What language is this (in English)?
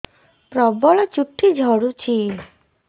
Odia